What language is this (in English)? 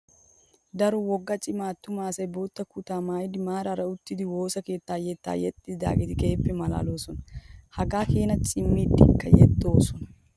Wolaytta